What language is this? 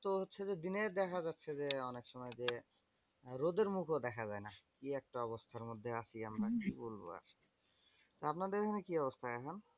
Bangla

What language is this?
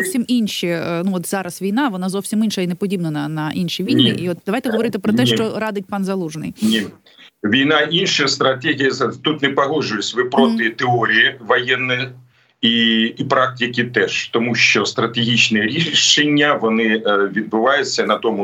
Ukrainian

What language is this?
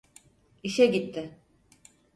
Turkish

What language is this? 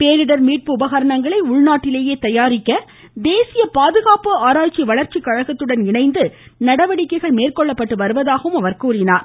Tamil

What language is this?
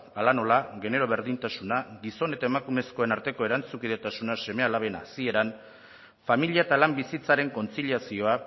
Basque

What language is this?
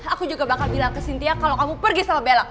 Indonesian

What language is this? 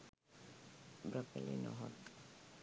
Sinhala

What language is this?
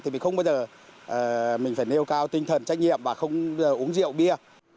Vietnamese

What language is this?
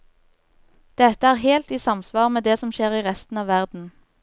Norwegian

